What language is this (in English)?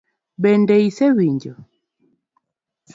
Luo (Kenya and Tanzania)